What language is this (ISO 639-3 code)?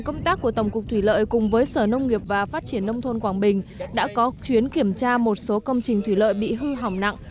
vie